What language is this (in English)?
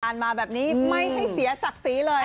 Thai